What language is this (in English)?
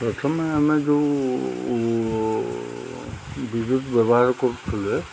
Odia